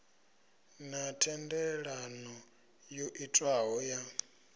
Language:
Venda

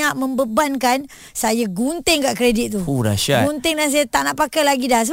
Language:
Malay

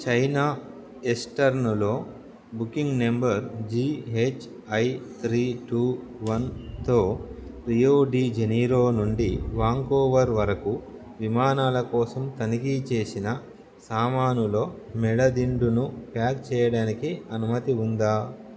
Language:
Telugu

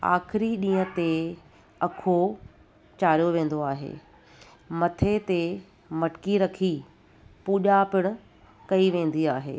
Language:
Sindhi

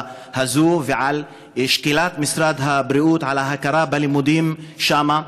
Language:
Hebrew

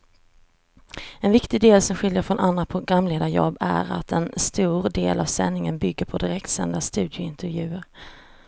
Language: Swedish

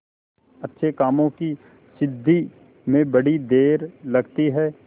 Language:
Hindi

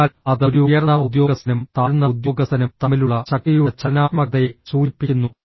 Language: Malayalam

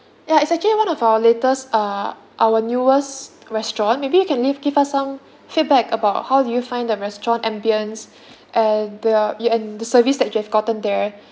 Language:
English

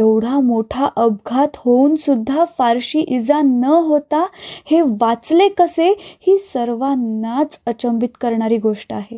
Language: Marathi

